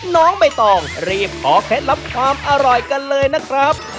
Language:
Thai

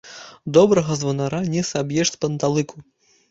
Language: Belarusian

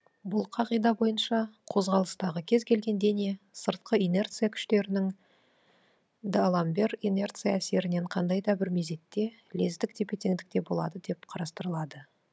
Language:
Kazakh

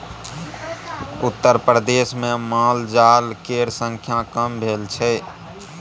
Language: Maithili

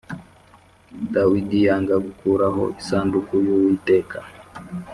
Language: Kinyarwanda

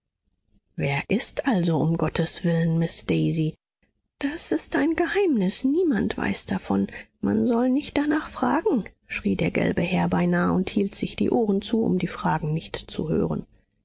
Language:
German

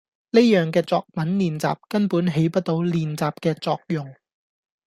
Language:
Cantonese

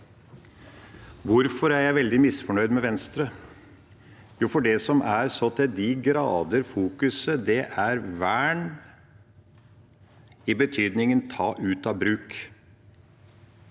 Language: Norwegian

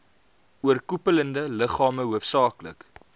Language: Afrikaans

